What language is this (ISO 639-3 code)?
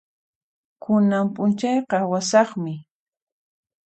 qxp